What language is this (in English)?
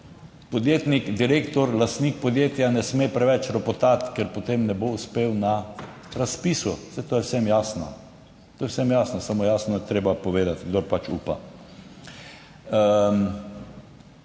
Slovenian